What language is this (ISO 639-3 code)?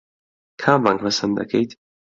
ckb